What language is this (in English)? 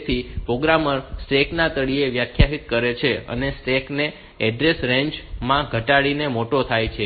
Gujarati